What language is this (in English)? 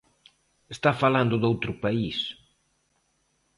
Galician